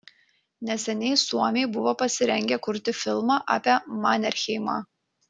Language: Lithuanian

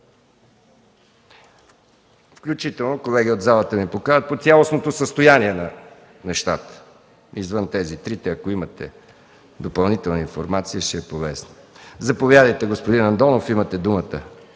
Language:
Bulgarian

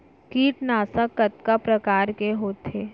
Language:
Chhattisgarhi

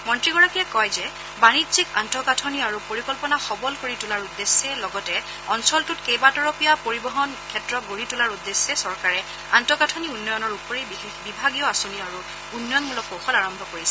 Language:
Assamese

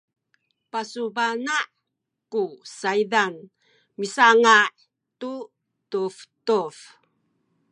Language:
Sakizaya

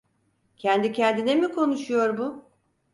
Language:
Turkish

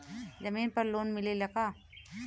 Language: Bhojpuri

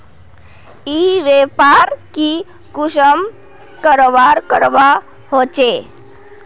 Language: Magahi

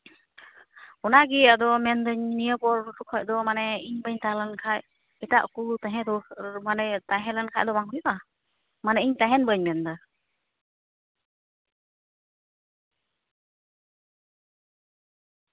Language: Santali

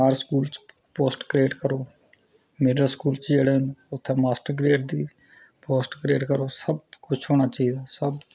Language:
Dogri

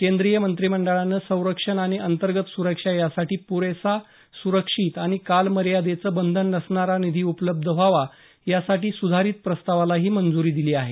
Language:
Marathi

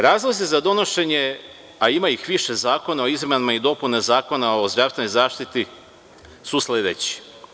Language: Serbian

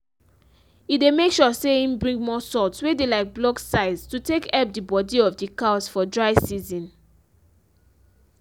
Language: Nigerian Pidgin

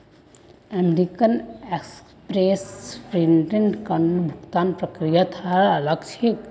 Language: Magahi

